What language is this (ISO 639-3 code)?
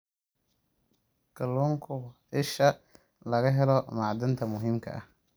som